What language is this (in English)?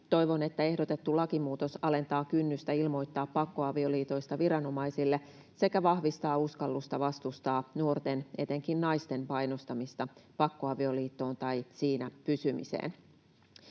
Finnish